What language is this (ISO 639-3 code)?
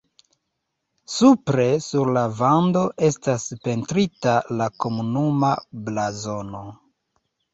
epo